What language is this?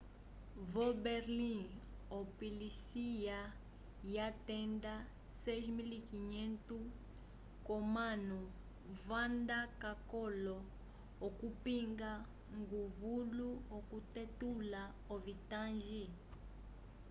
Umbundu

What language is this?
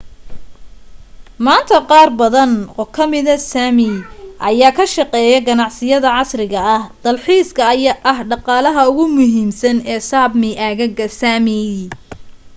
Somali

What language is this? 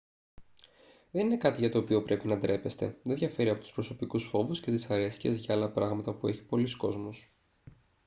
Greek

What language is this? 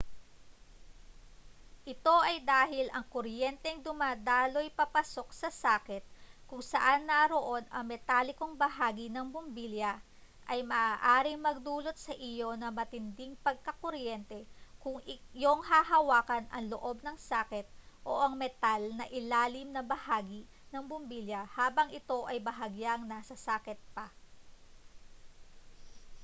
Filipino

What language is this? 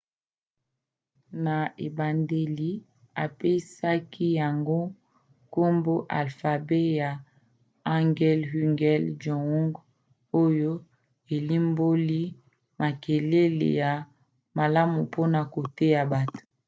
Lingala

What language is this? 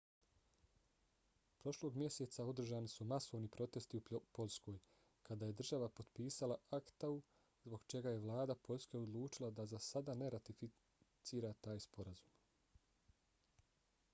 Bosnian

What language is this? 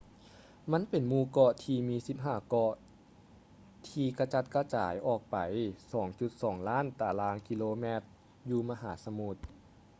Lao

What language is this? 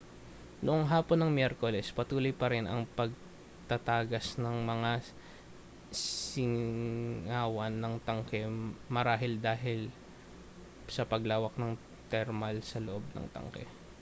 Filipino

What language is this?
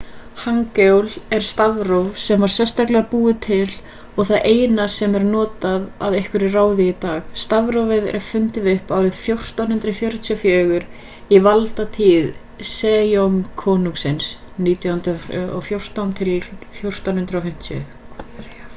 Icelandic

